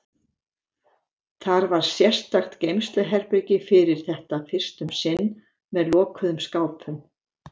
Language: Icelandic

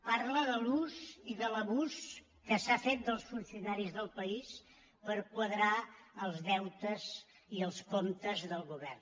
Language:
Catalan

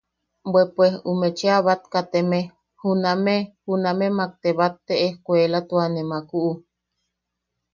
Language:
Yaqui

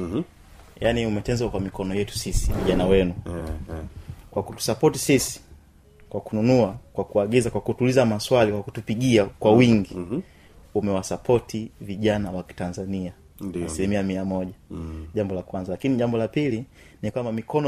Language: Swahili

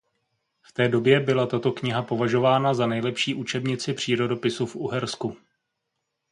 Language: Czech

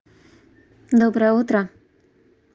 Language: Russian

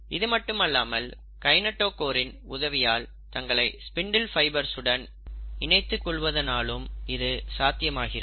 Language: Tamil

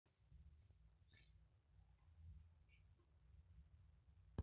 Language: Masai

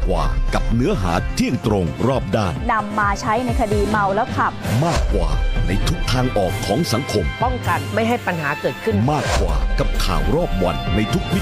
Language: Thai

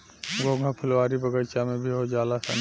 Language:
Bhojpuri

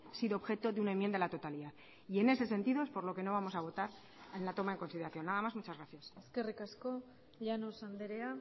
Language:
Spanish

